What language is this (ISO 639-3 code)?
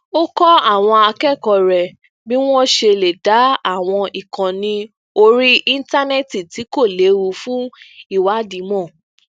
yor